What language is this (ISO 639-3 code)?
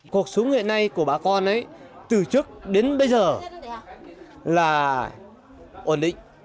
vie